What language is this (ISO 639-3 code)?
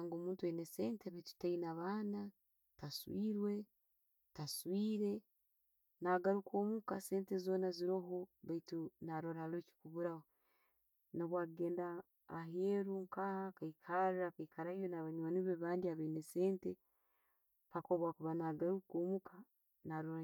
ttj